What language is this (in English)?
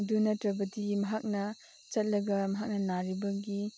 Manipuri